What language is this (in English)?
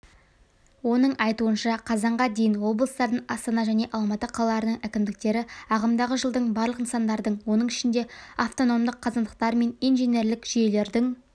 Kazakh